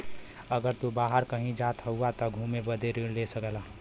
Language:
Bhojpuri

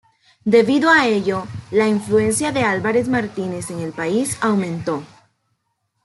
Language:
Spanish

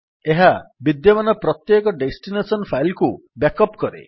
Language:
Odia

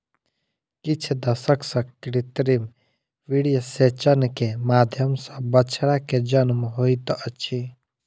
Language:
Maithili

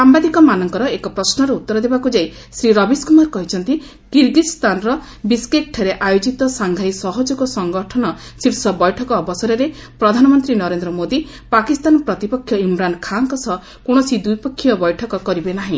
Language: Odia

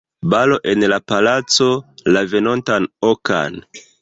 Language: Esperanto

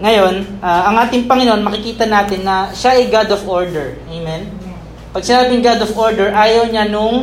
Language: Filipino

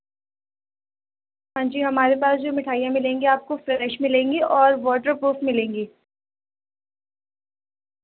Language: Urdu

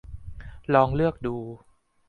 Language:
Thai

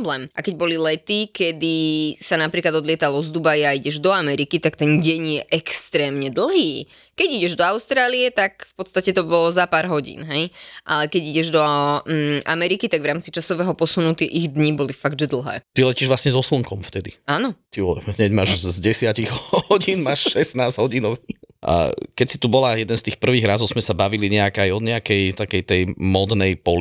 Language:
Slovak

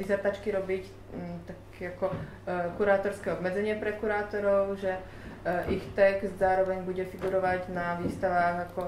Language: Czech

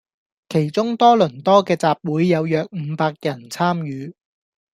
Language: Cantonese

